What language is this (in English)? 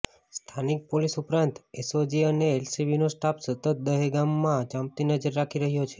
Gujarati